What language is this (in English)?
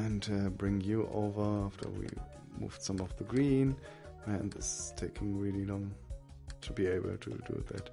English